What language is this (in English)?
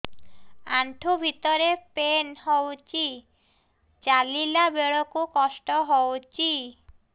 Odia